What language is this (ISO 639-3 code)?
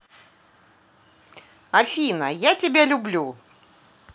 rus